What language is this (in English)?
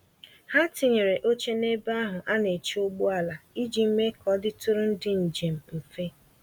Igbo